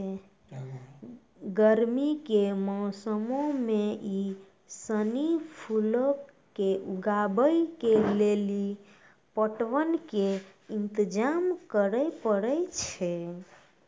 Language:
Maithili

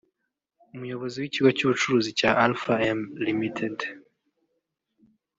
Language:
Kinyarwanda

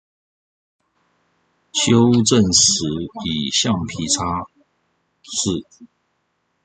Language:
Chinese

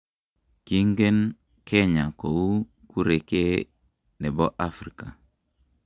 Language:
Kalenjin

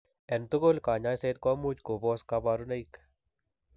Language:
Kalenjin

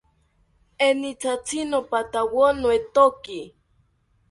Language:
South Ucayali Ashéninka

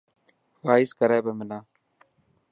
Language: Dhatki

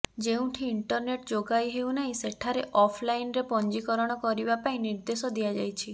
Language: Odia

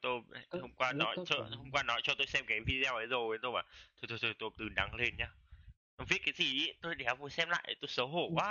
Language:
Vietnamese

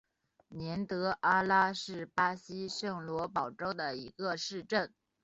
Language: Chinese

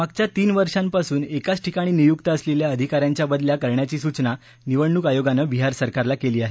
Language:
Marathi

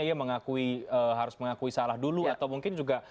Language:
Indonesian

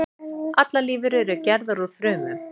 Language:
Icelandic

